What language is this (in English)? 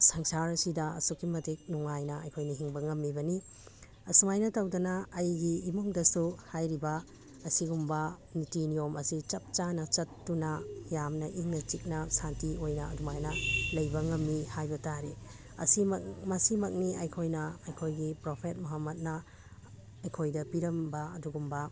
Manipuri